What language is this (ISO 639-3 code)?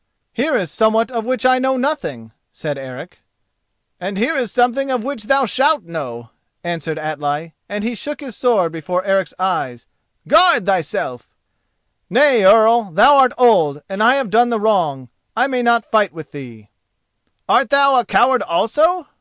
eng